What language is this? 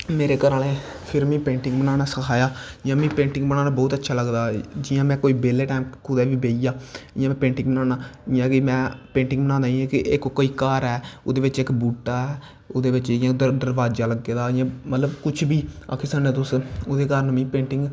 Dogri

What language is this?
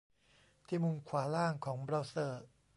Thai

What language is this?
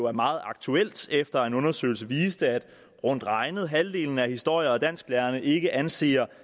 Danish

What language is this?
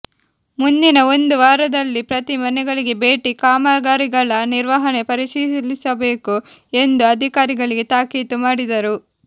Kannada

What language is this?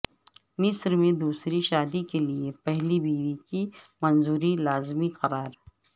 Urdu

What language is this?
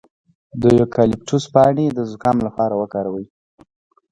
Pashto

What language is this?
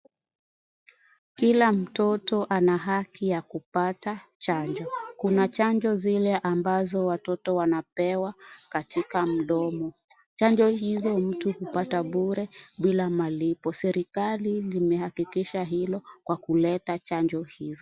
Swahili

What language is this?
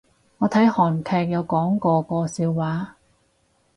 Cantonese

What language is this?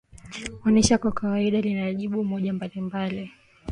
Swahili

